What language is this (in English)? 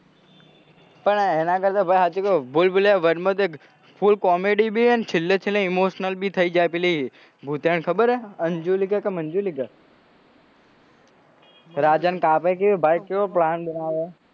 Gujarati